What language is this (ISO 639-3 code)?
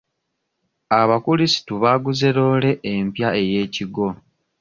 lug